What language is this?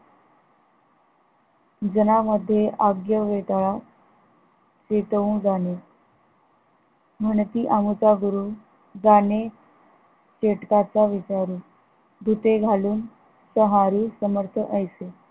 Marathi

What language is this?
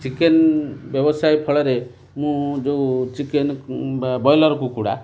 Odia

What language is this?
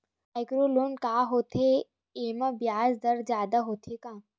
Chhattisgarhi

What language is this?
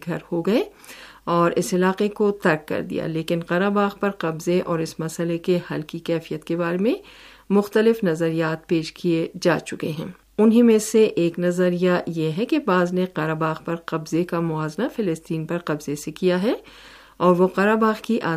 Urdu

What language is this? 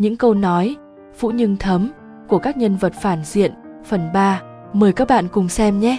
Vietnamese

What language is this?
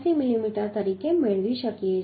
Gujarati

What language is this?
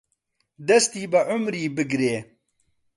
Central Kurdish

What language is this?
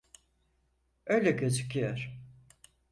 Turkish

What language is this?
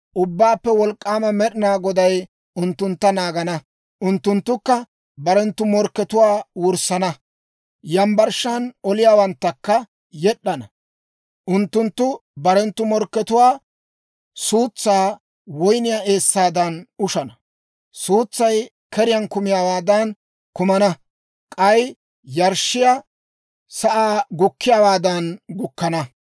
Dawro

